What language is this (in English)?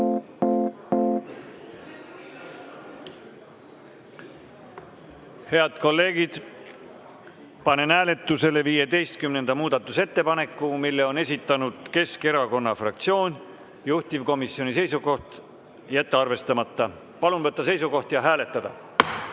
Estonian